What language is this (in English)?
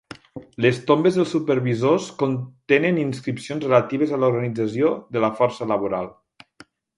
Catalan